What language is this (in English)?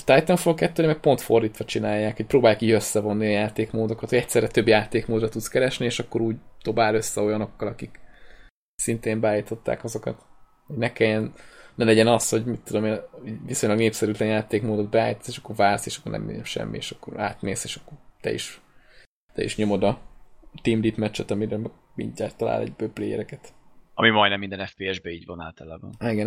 Hungarian